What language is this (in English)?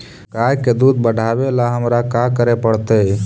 Magahi